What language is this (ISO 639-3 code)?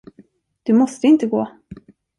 swe